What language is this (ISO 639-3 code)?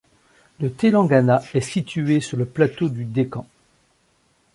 fra